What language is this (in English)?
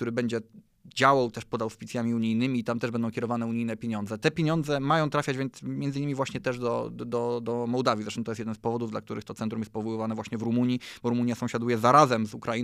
Polish